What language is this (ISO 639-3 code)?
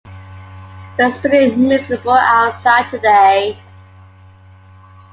eng